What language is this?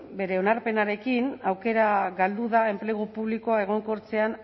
Basque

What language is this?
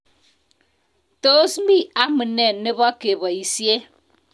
Kalenjin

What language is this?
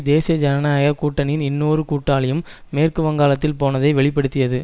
Tamil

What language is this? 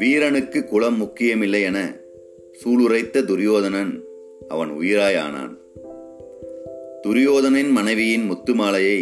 Tamil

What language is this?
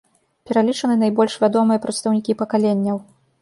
Belarusian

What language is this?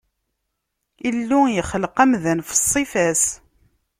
Kabyle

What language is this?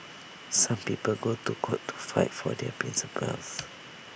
English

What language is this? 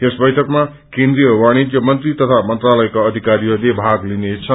Nepali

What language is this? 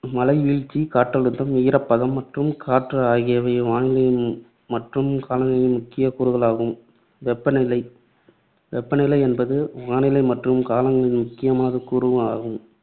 Tamil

